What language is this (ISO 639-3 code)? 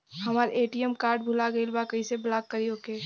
bho